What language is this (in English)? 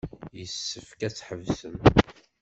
Kabyle